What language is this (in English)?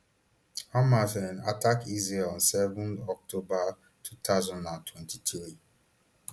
Nigerian Pidgin